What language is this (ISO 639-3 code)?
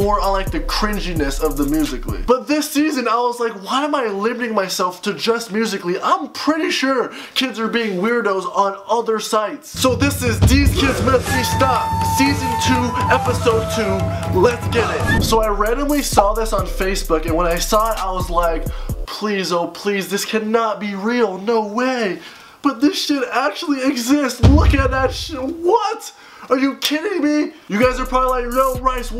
eng